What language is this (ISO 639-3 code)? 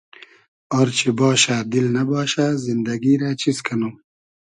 haz